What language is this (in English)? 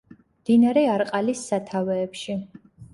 Georgian